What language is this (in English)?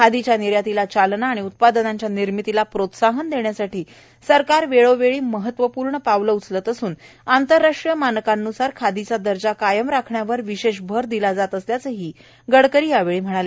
Marathi